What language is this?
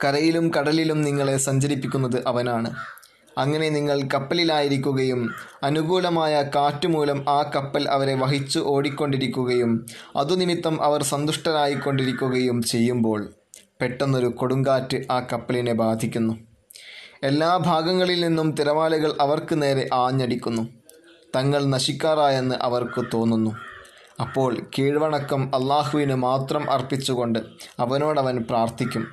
Malayalam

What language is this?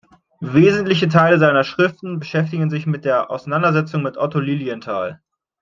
German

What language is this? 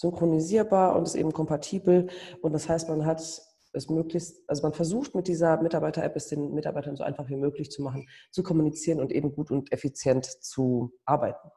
German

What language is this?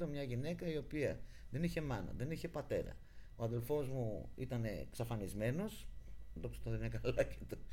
Greek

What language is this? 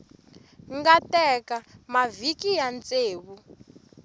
Tsonga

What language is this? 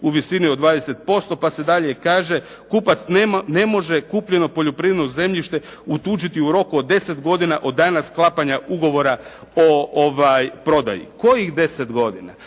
Croatian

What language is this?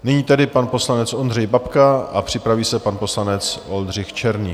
Czech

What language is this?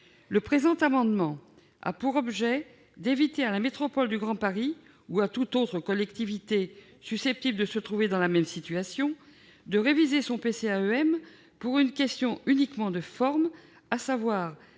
French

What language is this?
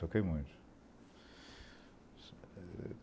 Portuguese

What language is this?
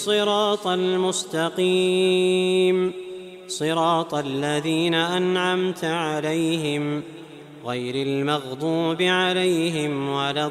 Arabic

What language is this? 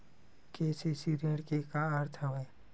Chhattisgarhi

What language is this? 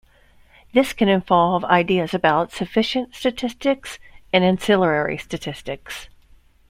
English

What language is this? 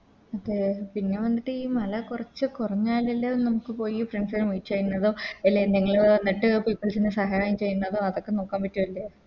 Malayalam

